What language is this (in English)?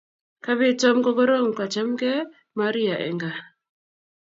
Kalenjin